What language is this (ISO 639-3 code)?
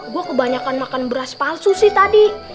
ind